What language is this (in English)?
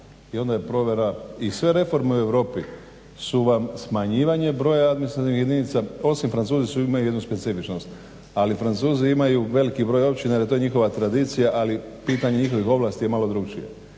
Croatian